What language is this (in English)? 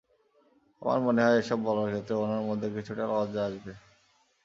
Bangla